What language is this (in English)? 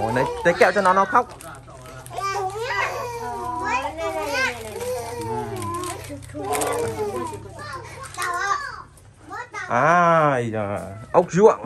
Vietnamese